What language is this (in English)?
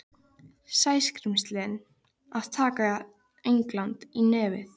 Icelandic